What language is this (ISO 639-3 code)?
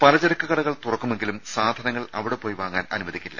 mal